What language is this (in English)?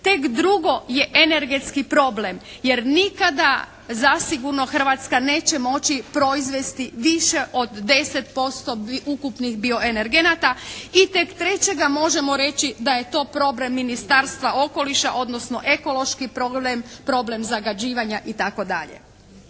Croatian